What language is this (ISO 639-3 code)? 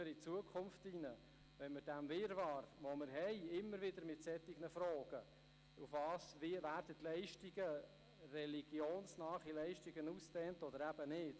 gsw